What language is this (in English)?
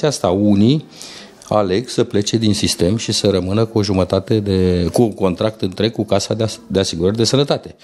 Romanian